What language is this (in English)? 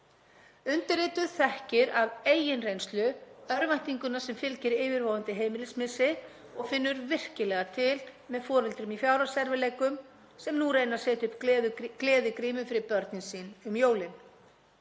Icelandic